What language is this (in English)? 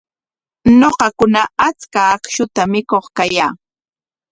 Corongo Ancash Quechua